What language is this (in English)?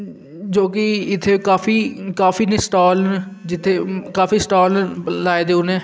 Dogri